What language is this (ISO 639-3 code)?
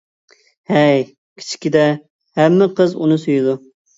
uig